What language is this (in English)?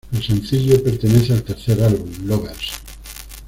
Spanish